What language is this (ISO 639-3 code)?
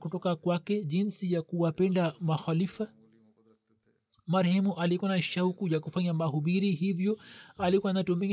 swa